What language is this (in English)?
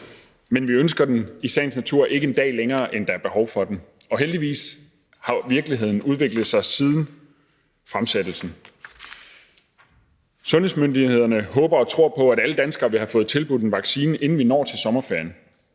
Danish